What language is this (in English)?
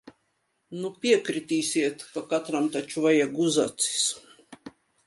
Latvian